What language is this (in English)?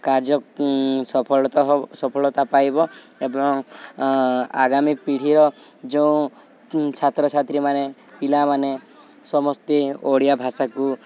Odia